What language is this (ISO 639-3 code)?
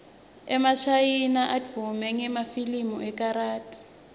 ssw